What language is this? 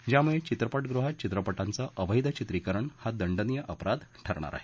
Marathi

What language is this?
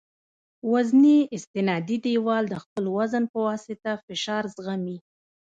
Pashto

